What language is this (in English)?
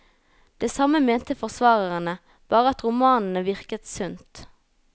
Norwegian